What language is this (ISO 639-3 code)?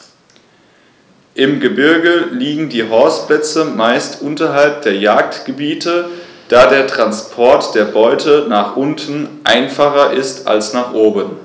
deu